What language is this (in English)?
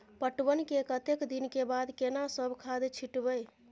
Maithili